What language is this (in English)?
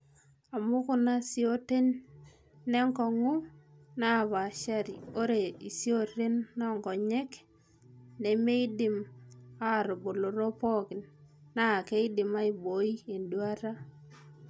Masai